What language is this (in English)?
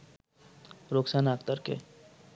Bangla